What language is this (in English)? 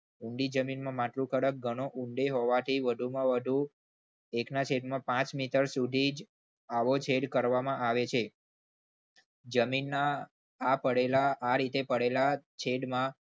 Gujarati